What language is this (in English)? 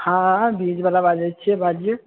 Maithili